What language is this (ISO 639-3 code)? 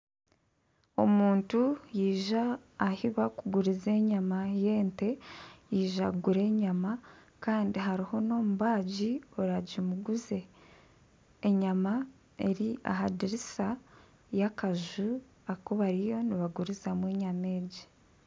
nyn